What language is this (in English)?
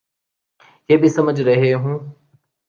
Urdu